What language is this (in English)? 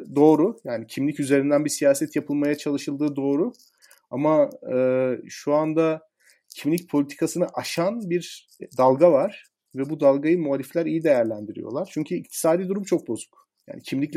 Turkish